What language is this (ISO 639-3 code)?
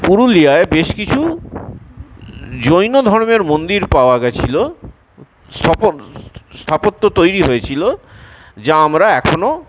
ben